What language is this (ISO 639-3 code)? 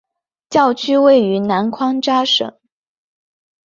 zho